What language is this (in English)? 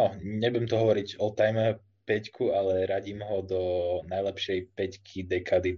Slovak